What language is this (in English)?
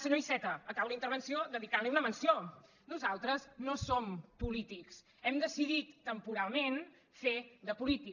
Catalan